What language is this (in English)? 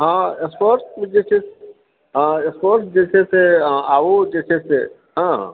Maithili